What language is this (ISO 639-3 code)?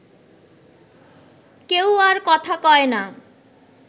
ben